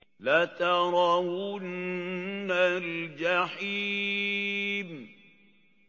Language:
Arabic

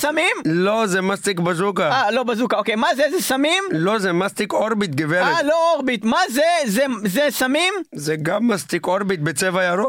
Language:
Hebrew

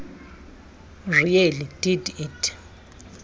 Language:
Xhosa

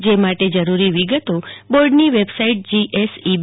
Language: Gujarati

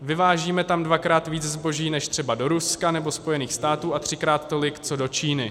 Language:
Czech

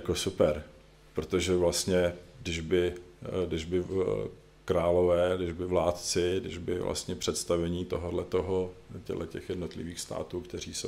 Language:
Czech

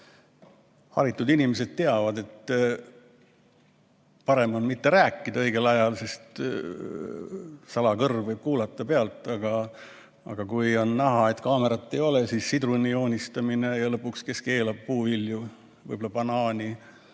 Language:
Estonian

